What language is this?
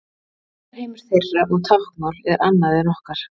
Icelandic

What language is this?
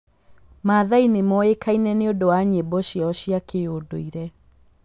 Kikuyu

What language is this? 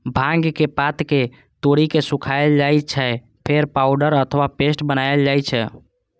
Maithili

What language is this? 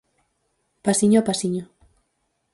Galician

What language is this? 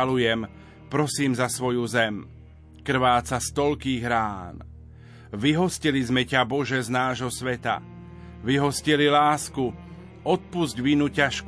Slovak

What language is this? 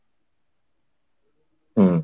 Odia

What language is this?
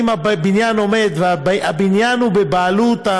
Hebrew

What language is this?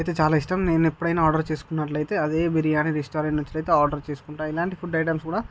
Telugu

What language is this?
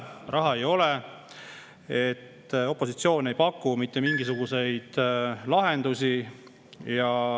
Estonian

